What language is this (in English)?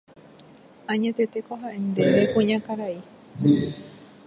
Guarani